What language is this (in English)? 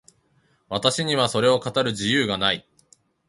Japanese